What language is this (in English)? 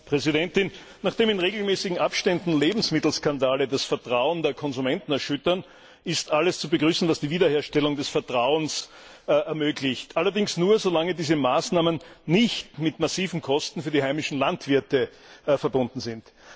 German